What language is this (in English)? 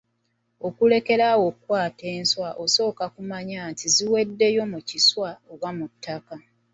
Ganda